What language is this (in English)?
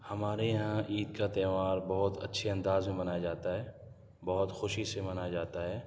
Urdu